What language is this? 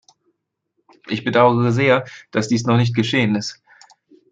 German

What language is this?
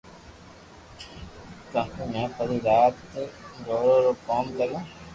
Loarki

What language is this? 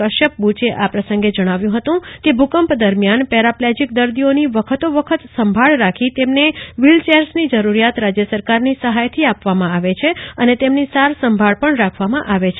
Gujarati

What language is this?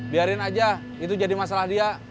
Indonesian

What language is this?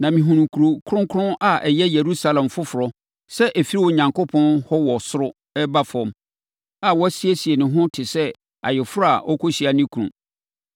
Akan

